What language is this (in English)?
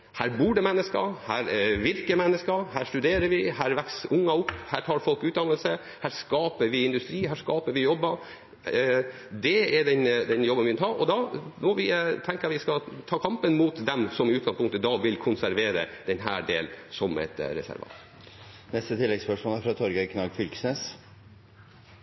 Norwegian